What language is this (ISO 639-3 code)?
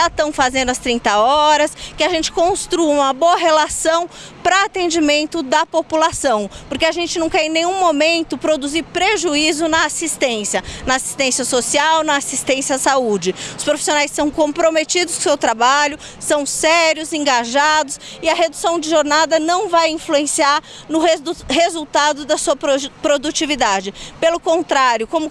por